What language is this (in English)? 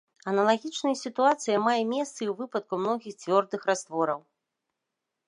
Belarusian